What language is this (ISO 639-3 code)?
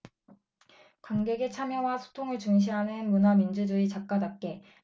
kor